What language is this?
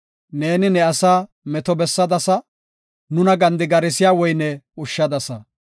Gofa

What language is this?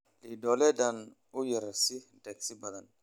Somali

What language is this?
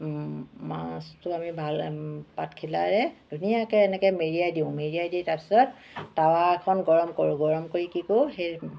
Assamese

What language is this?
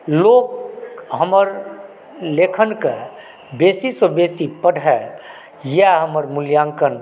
Maithili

